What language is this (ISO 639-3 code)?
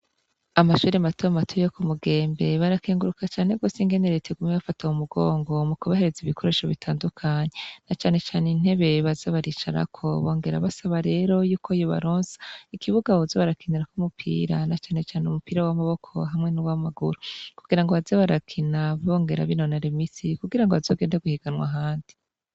run